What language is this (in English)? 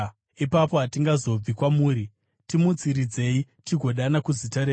Shona